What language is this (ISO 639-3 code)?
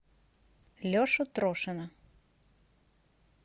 rus